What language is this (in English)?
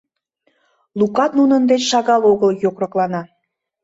Mari